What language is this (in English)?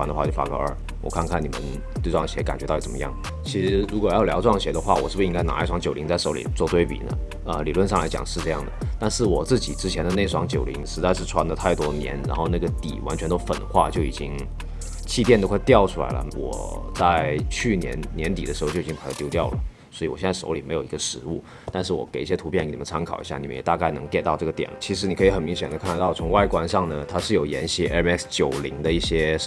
Chinese